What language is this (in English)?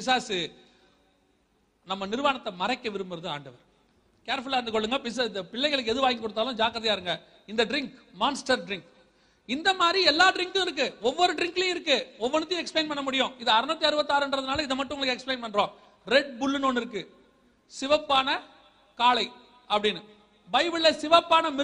Tamil